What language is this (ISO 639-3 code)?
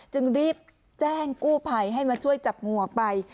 tha